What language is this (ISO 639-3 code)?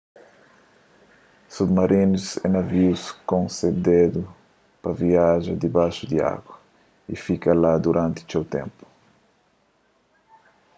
kea